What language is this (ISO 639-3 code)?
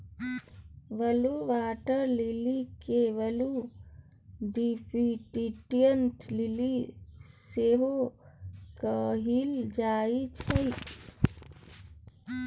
mai